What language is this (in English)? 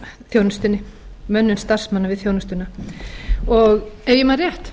Icelandic